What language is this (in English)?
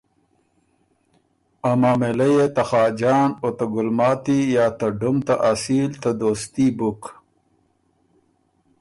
Ormuri